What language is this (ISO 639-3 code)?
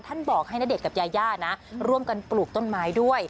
tha